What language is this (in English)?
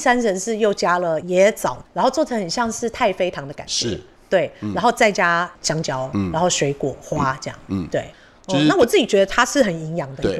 Chinese